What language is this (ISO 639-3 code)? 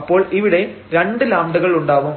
mal